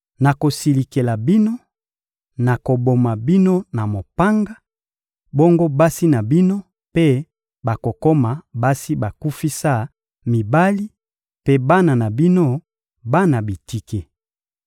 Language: Lingala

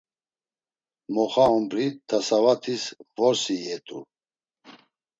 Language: Laz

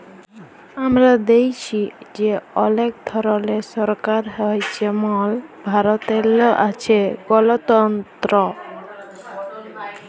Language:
Bangla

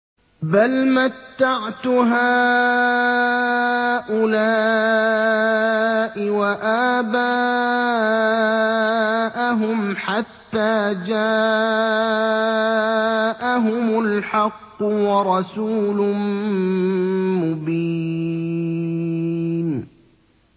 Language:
Arabic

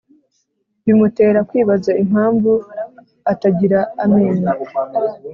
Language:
Kinyarwanda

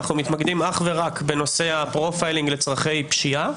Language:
Hebrew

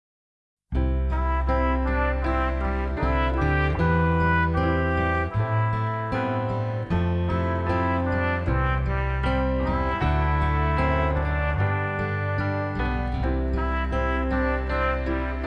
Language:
Norwegian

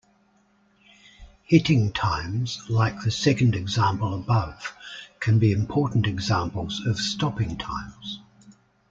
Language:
English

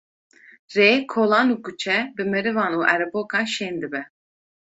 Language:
Kurdish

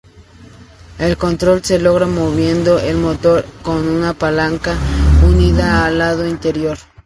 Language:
Spanish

